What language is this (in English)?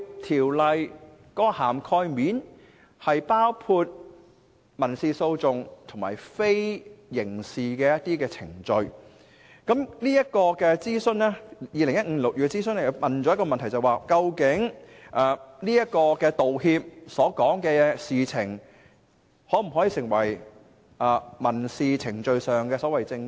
Cantonese